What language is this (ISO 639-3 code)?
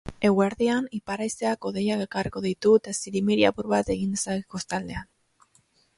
eus